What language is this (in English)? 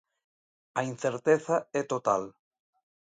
Galician